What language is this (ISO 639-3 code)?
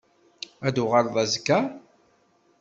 kab